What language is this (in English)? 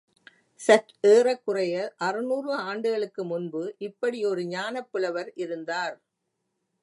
Tamil